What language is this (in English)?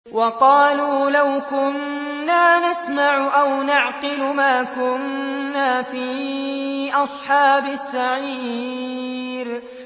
Arabic